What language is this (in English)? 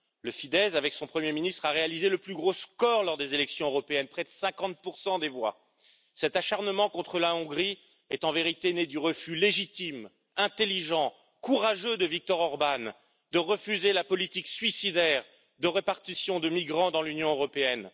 French